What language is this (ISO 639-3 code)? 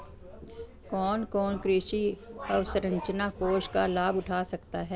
hin